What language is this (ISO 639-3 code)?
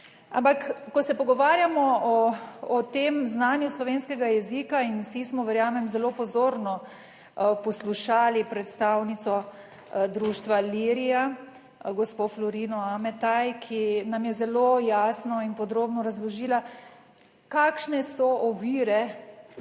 slv